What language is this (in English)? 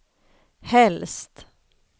Swedish